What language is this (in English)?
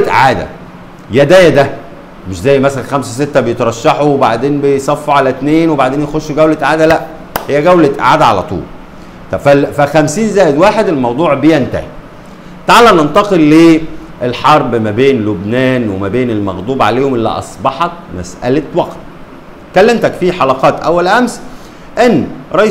Arabic